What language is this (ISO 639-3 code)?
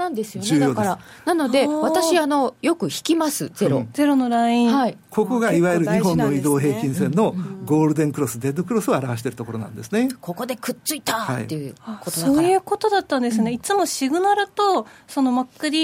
jpn